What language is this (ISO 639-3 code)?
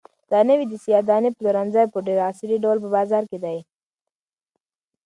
pus